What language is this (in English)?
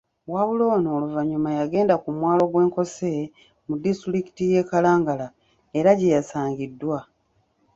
Ganda